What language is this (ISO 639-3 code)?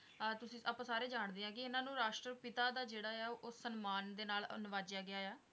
pan